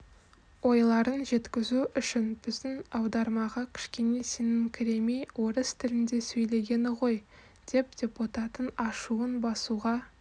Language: Kazakh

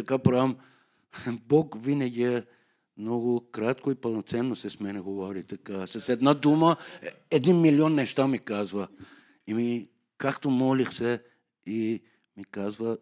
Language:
Bulgarian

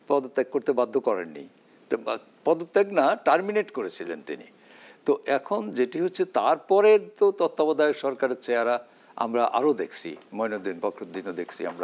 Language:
Bangla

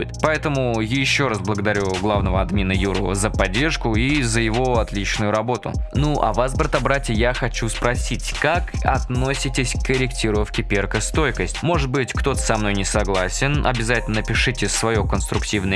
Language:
Russian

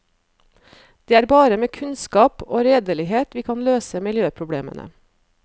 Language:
Norwegian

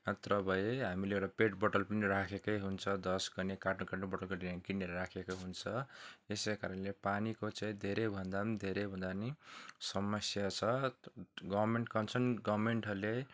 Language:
Nepali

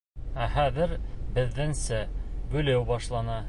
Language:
Bashkir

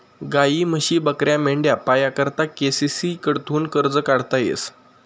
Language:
Marathi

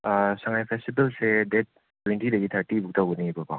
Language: Manipuri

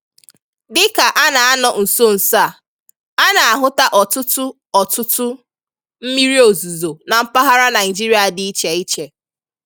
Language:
Igbo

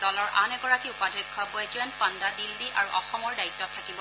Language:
Assamese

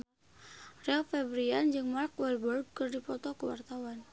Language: Sundanese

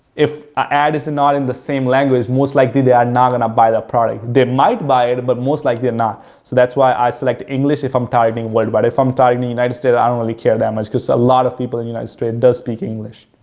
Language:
English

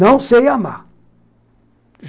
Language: Portuguese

